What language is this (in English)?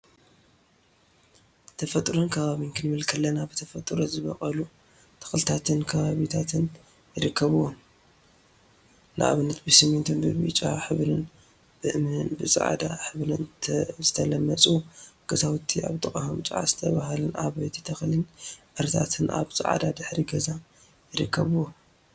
Tigrinya